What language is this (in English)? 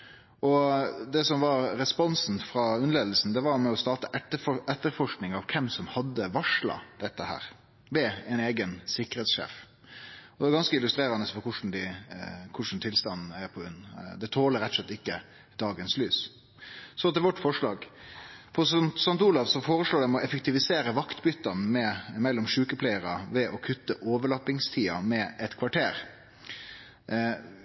Norwegian Nynorsk